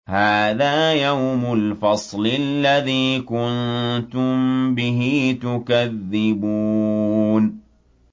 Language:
Arabic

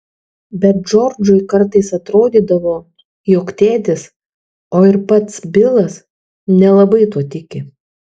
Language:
Lithuanian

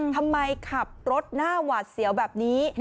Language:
Thai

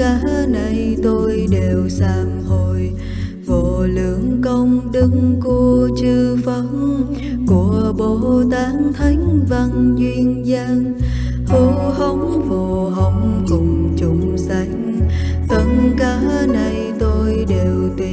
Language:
Vietnamese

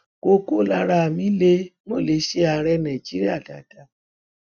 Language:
Yoruba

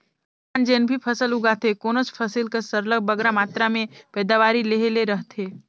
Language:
Chhattisgarhi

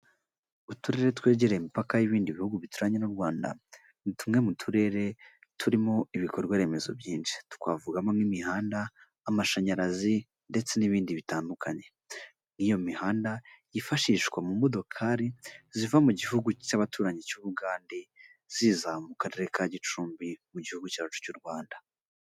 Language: Kinyarwanda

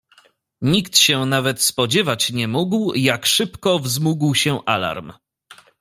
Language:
Polish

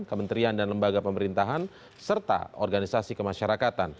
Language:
Indonesian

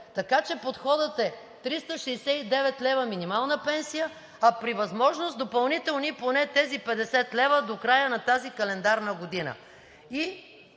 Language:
Bulgarian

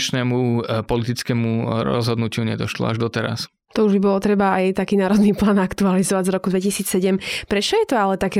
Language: Slovak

